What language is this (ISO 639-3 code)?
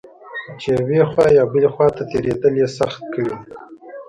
pus